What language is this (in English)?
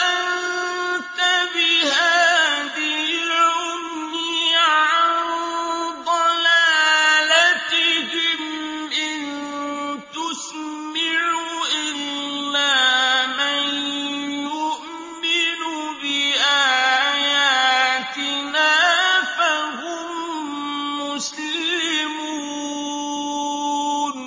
Arabic